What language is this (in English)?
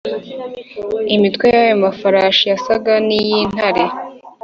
Kinyarwanda